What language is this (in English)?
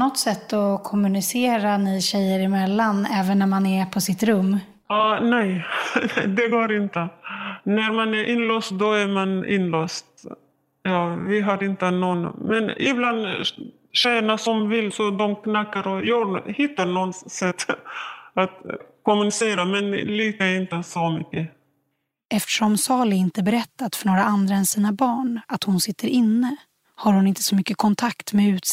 Swedish